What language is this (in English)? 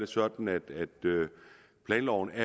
Danish